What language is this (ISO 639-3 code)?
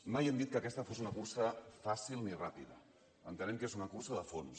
cat